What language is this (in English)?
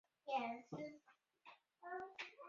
Chinese